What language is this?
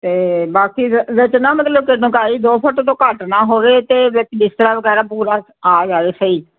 Punjabi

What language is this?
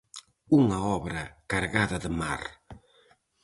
Galician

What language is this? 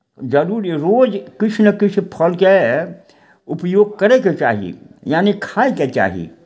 Maithili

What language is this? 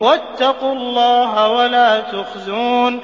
Arabic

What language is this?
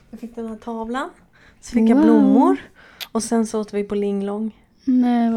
Swedish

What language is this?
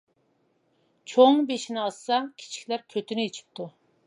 Uyghur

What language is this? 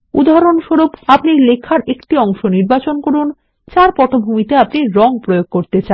Bangla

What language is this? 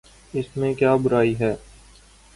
Urdu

